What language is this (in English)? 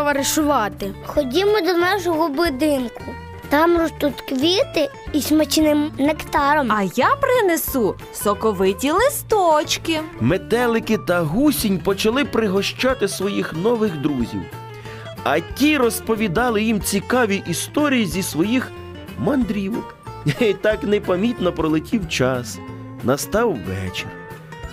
Ukrainian